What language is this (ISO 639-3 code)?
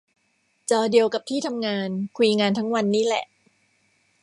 tha